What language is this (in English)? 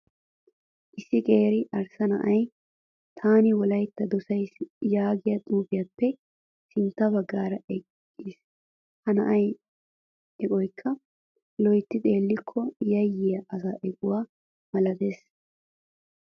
Wolaytta